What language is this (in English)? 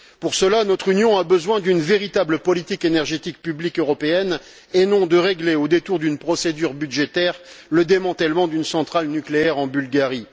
French